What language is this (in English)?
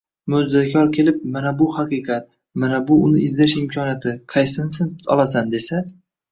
Uzbek